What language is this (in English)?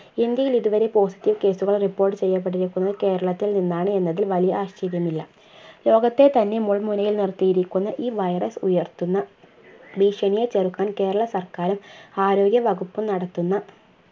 Malayalam